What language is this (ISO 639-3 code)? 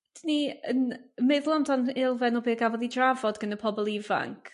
cym